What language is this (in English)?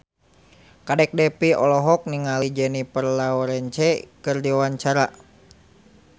Sundanese